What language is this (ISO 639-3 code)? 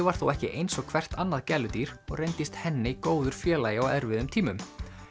isl